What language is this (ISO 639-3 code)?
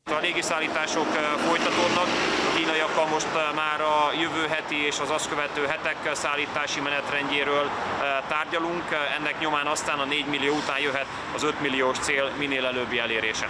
hun